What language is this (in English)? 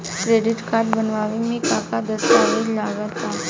Bhojpuri